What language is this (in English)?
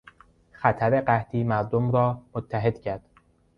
Persian